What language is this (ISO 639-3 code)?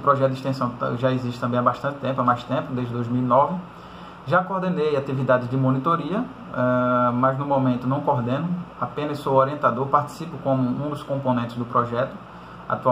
por